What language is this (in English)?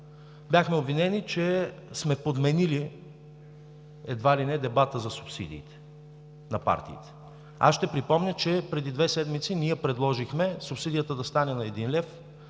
Bulgarian